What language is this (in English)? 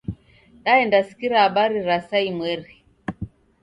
Taita